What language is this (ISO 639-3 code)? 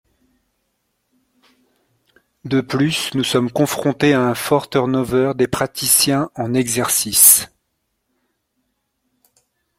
fra